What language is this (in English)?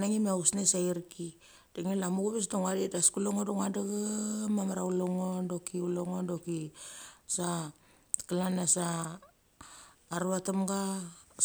Mali